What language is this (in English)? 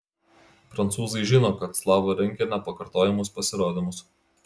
Lithuanian